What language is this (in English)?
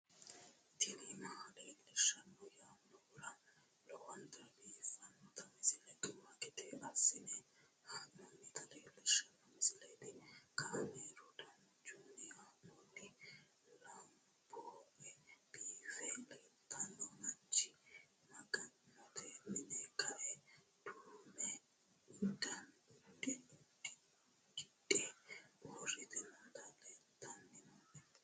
Sidamo